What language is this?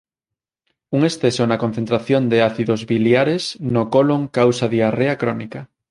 Galician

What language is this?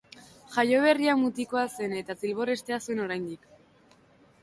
Basque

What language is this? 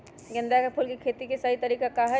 Magahi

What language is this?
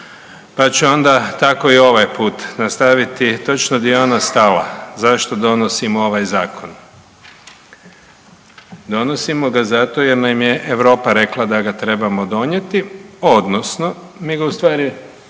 Croatian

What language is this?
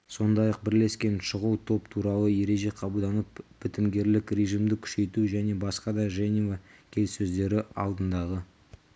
Kazakh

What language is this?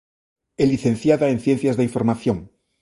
Galician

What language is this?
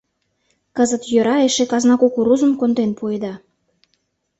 Mari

